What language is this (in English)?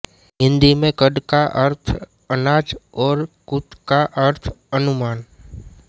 Hindi